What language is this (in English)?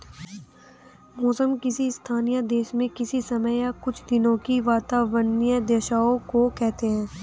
Hindi